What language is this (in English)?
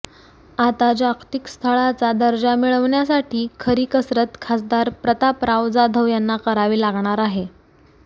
Marathi